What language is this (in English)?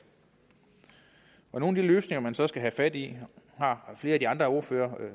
Danish